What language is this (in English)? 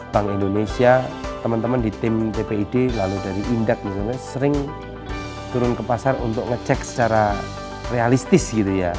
Indonesian